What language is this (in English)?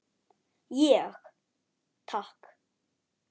Icelandic